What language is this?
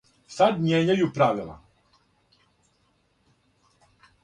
Serbian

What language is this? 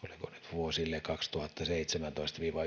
Finnish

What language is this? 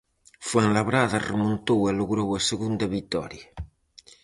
Galician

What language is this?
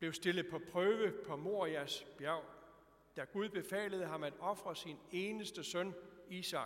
Danish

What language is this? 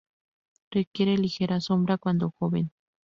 Spanish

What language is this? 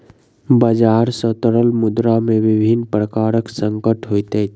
Maithili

